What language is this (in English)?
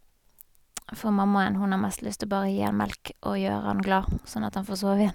Norwegian